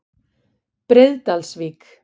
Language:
Icelandic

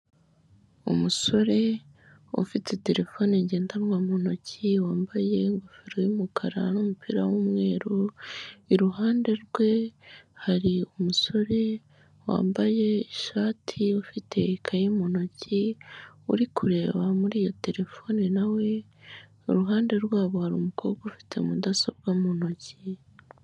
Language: Kinyarwanda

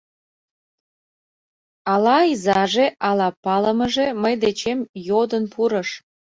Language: Mari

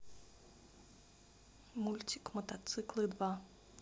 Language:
Russian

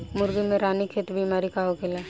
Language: Bhojpuri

